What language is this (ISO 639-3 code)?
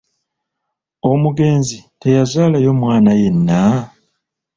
lug